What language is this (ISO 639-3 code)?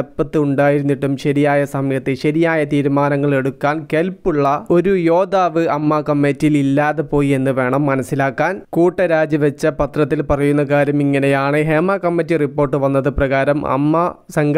mal